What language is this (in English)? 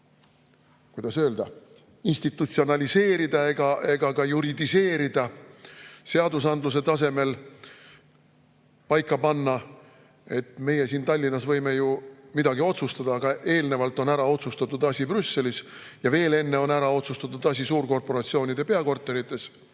Estonian